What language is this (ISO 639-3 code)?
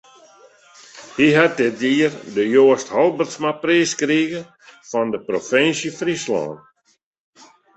fry